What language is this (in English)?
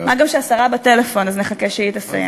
Hebrew